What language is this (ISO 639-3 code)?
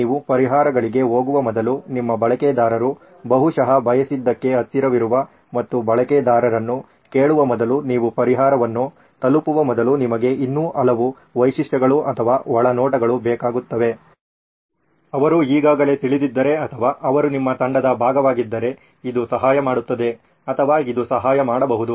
kan